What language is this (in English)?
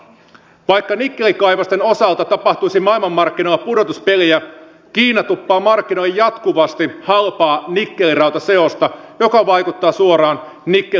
Finnish